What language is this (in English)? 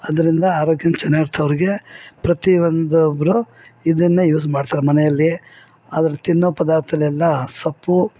Kannada